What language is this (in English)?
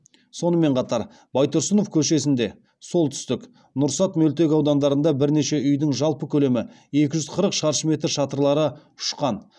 Kazakh